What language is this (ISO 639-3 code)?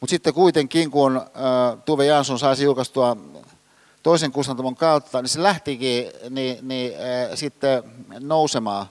fin